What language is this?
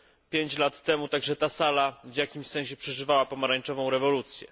Polish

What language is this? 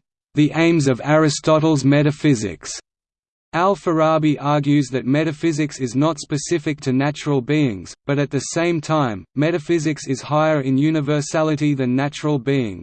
English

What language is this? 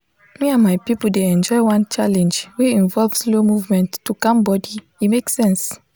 Nigerian Pidgin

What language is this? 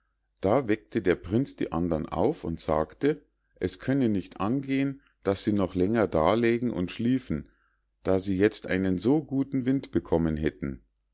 German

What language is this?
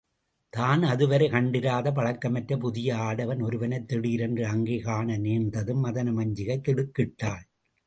Tamil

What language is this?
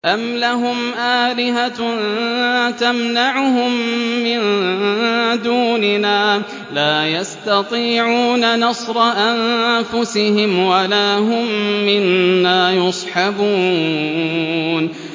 Arabic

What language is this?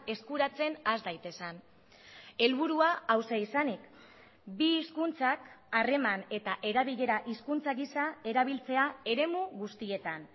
Basque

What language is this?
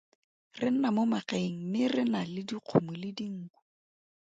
Tswana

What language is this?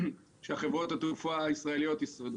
Hebrew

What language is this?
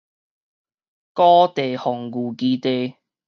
Min Nan Chinese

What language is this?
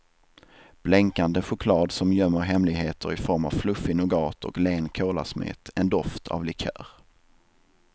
Swedish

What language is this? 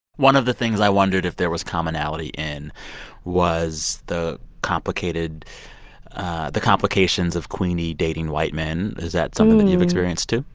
English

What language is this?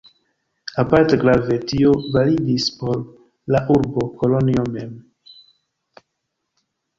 Esperanto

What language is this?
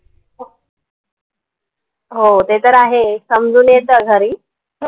Marathi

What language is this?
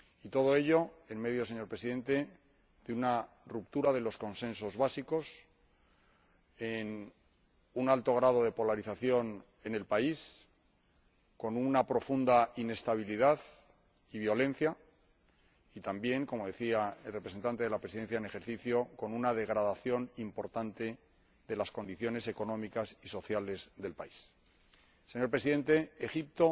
Spanish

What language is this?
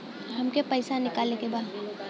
Bhojpuri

